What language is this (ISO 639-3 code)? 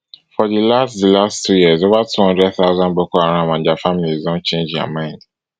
pcm